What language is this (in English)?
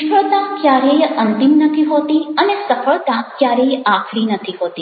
Gujarati